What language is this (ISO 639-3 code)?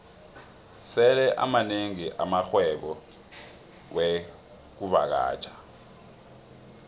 nbl